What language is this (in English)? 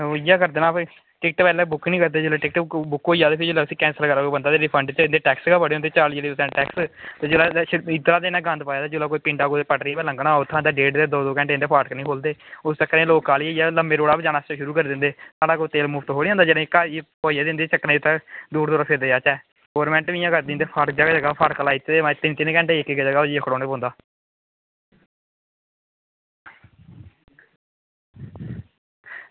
Dogri